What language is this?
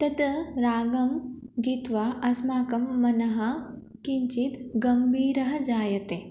Sanskrit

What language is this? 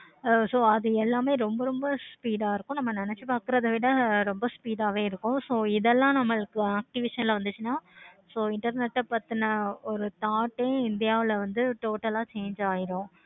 Tamil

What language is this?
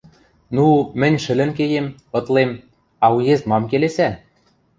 Western Mari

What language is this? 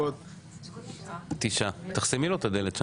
Hebrew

